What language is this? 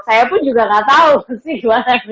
Indonesian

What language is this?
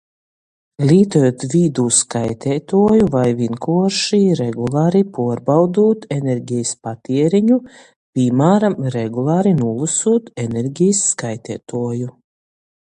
Latgalian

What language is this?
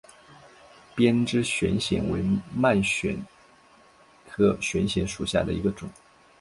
Chinese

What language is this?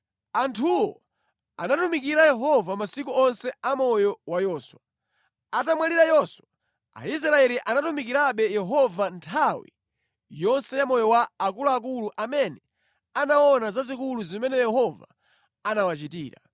Nyanja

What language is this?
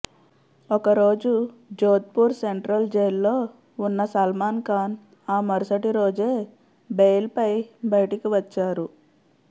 Telugu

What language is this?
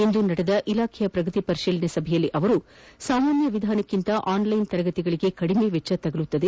Kannada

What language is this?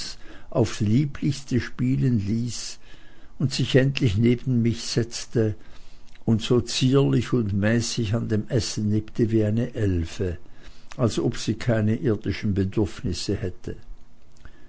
German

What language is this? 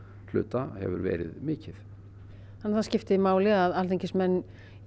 Icelandic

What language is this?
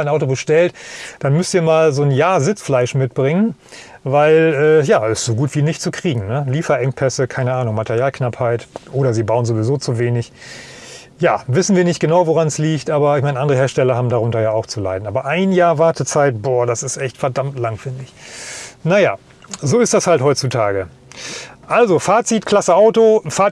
German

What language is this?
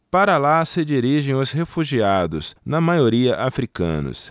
Portuguese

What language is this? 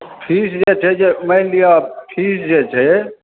Maithili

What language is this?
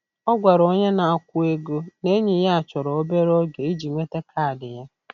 Igbo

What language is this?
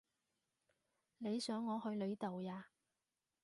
Cantonese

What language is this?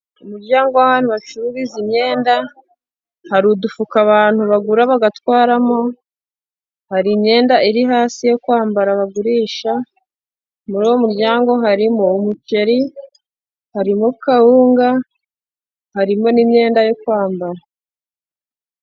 Kinyarwanda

